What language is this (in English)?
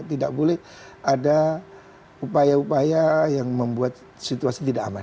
Indonesian